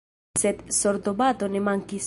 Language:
Esperanto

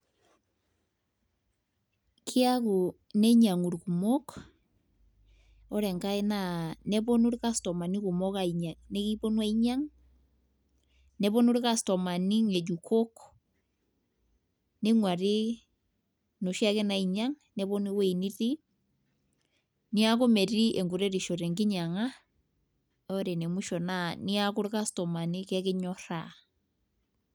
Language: Masai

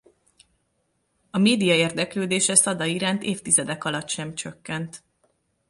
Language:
Hungarian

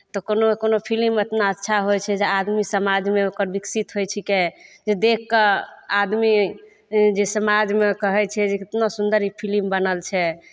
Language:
Maithili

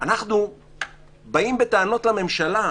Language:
Hebrew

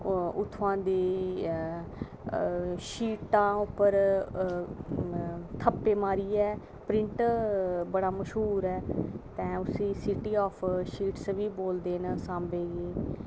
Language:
Dogri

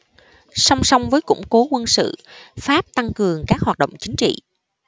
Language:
Vietnamese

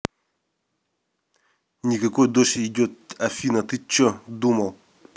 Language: Russian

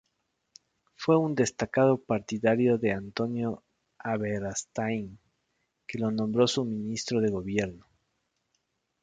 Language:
Spanish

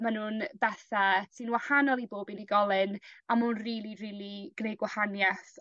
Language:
Welsh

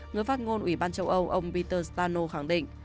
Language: Vietnamese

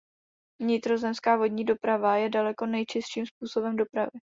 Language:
Czech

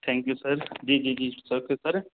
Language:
Urdu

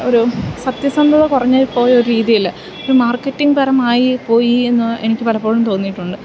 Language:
Malayalam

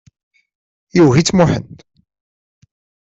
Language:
Kabyle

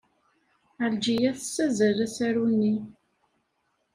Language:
Kabyle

